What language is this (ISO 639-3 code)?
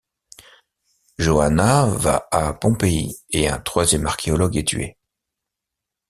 fra